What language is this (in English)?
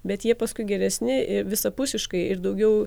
Lithuanian